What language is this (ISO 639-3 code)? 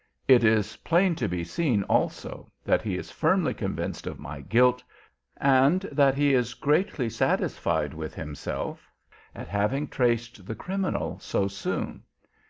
eng